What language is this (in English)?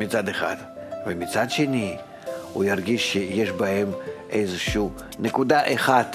Hebrew